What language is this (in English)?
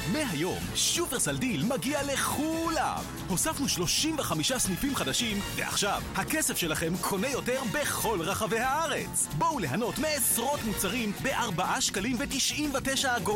Hebrew